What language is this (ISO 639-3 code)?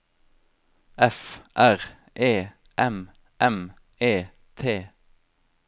nor